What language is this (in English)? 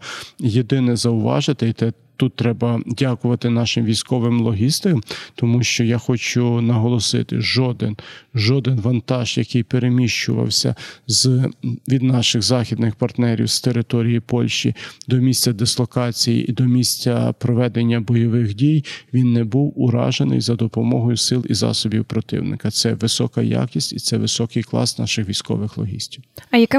Ukrainian